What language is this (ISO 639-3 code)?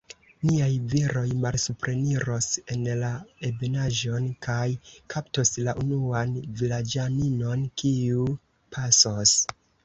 epo